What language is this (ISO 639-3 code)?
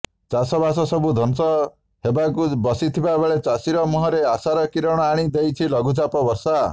ori